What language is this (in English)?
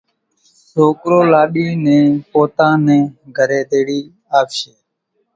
Kachi Koli